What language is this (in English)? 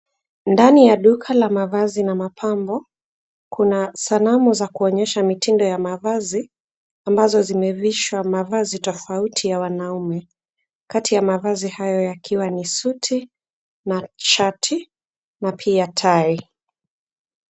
Swahili